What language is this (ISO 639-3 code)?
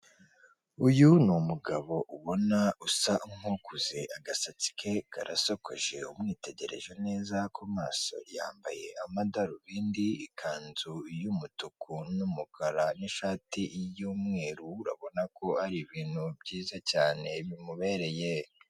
kin